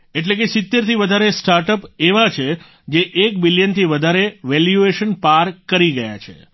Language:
Gujarati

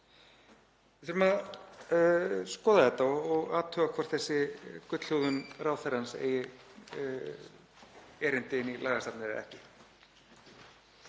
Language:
Icelandic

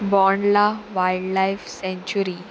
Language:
Konkani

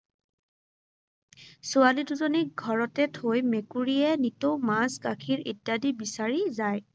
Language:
Assamese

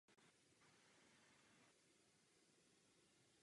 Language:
Czech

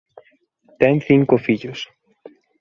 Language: Galician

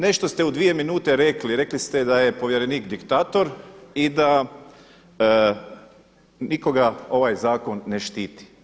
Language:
Croatian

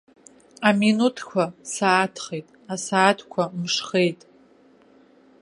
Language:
Abkhazian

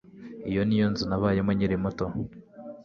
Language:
Kinyarwanda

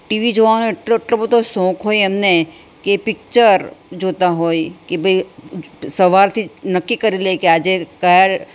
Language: Gujarati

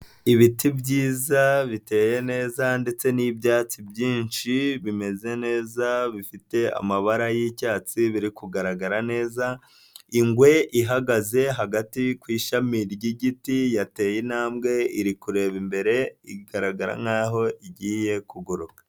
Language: Kinyarwanda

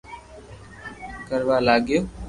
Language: Loarki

